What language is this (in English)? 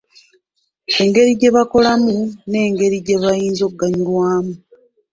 Ganda